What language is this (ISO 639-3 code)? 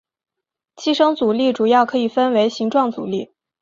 zho